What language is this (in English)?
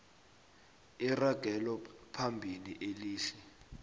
South Ndebele